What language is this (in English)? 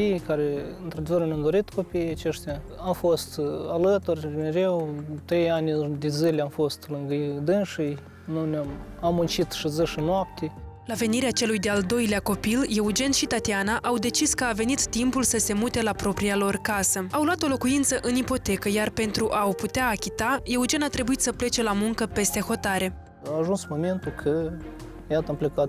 Romanian